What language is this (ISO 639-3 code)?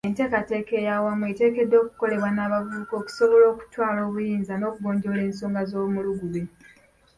lug